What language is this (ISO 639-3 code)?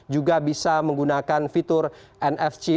ind